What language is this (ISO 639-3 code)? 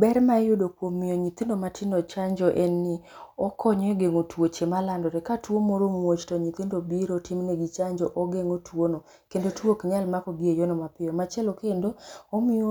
luo